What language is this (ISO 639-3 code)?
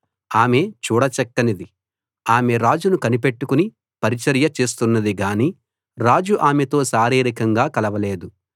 tel